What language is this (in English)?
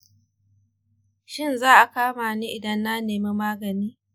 Hausa